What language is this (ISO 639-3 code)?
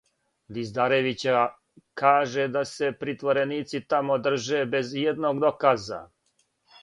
srp